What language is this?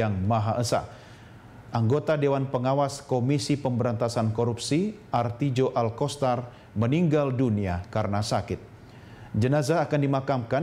Indonesian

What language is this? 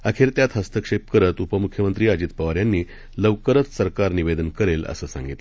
Marathi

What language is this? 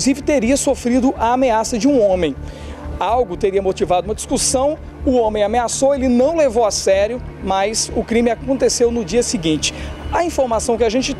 Portuguese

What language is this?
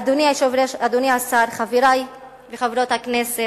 Hebrew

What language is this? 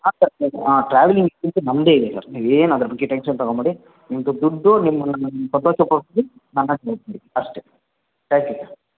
Kannada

